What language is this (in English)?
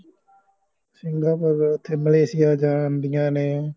Punjabi